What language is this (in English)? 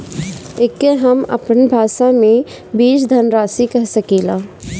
Bhojpuri